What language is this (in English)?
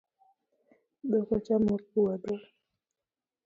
Luo (Kenya and Tanzania)